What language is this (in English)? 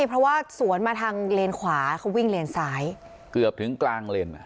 Thai